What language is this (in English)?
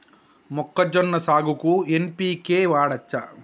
Telugu